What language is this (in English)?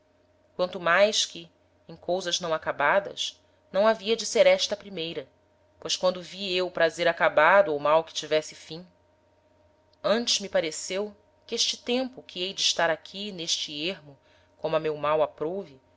Portuguese